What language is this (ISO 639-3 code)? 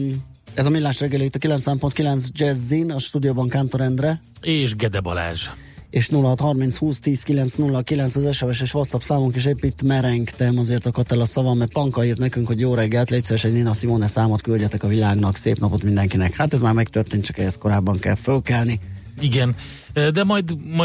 hun